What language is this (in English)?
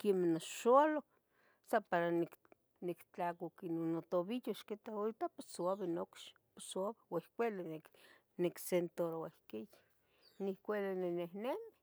Tetelcingo Nahuatl